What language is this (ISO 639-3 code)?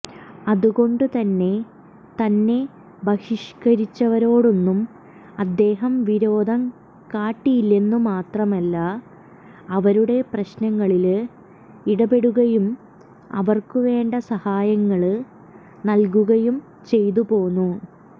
mal